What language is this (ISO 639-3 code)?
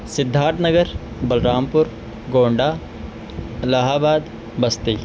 urd